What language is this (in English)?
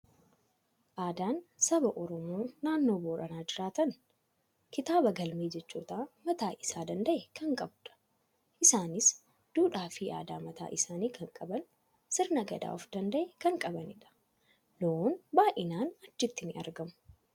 Oromo